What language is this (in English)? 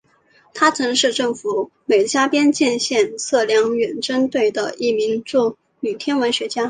Chinese